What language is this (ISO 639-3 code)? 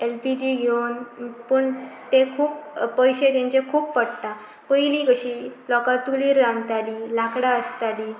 kok